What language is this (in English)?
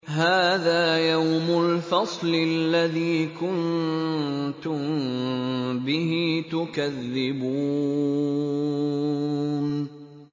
Arabic